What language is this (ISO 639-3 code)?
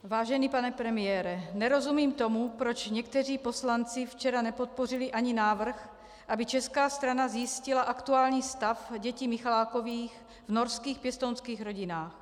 ces